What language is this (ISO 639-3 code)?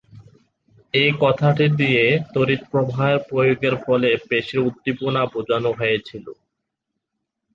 ben